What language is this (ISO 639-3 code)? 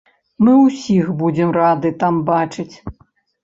bel